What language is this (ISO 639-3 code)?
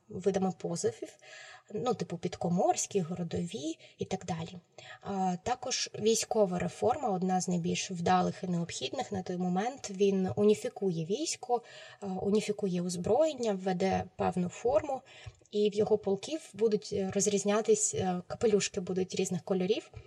ukr